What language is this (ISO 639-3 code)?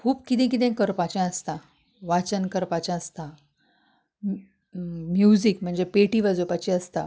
kok